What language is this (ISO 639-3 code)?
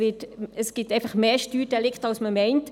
gsw